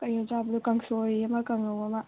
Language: Manipuri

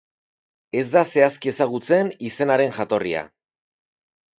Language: Basque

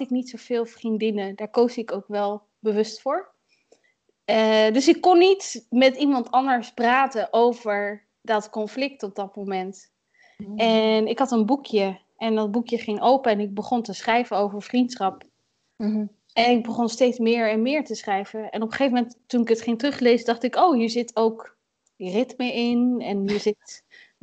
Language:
Dutch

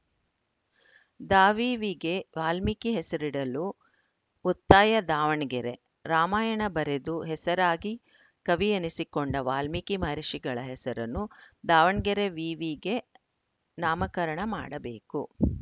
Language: Kannada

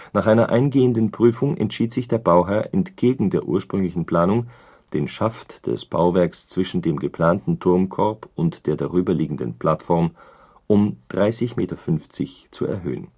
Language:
German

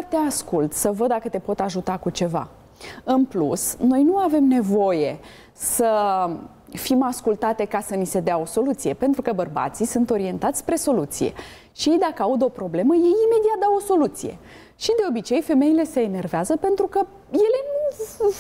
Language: Romanian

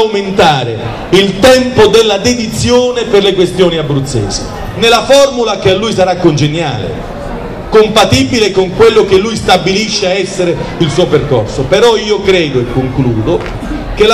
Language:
Italian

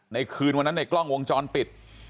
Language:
Thai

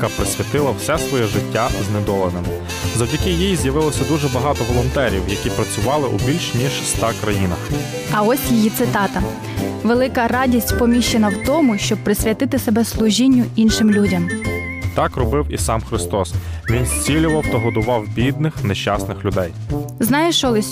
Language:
Ukrainian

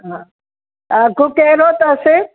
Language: Sindhi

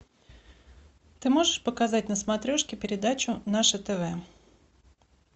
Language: Russian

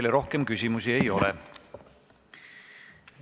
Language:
Estonian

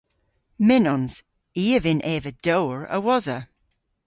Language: Cornish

